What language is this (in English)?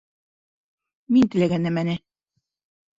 Bashkir